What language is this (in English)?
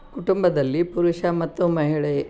Kannada